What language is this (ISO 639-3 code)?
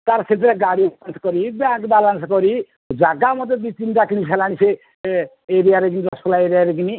ori